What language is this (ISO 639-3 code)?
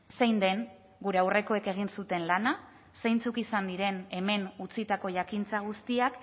eus